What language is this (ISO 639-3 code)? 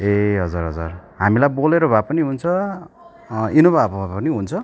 nep